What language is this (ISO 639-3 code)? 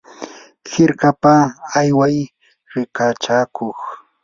qur